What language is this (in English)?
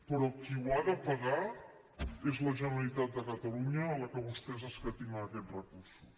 Catalan